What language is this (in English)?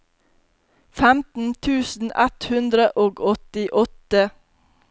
Norwegian